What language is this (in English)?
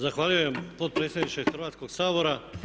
Croatian